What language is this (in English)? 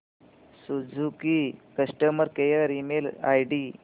Marathi